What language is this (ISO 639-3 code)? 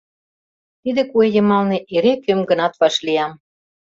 chm